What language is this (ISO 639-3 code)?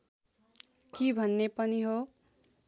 nep